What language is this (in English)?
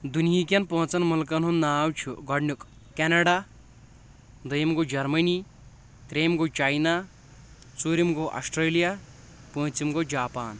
Kashmiri